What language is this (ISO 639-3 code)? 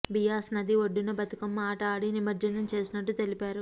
tel